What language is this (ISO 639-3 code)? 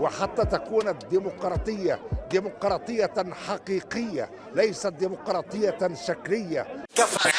ara